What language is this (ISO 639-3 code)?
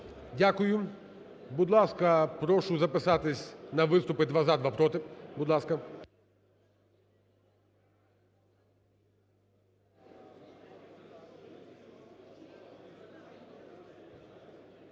ukr